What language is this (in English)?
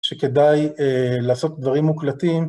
Hebrew